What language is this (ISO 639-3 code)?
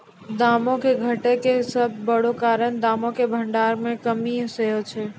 mai